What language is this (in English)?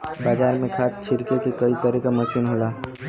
Bhojpuri